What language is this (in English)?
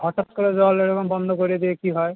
Bangla